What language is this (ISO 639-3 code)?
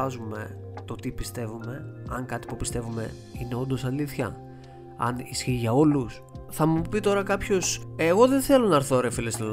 ell